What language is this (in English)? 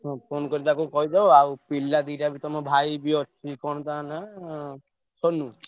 Odia